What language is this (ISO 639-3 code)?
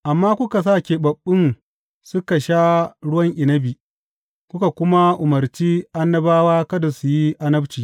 hau